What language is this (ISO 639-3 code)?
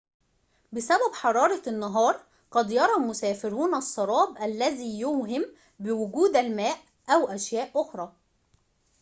ara